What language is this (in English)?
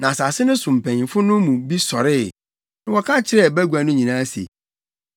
Akan